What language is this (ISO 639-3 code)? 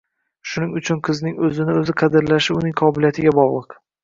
uzb